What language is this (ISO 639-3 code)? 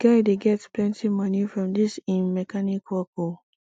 pcm